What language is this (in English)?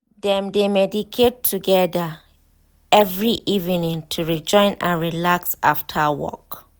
Nigerian Pidgin